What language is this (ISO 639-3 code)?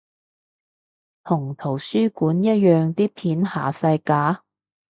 yue